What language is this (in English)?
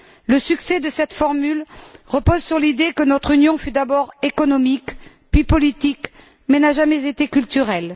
French